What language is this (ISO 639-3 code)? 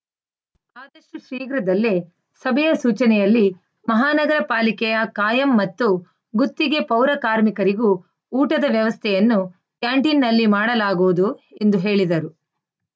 kan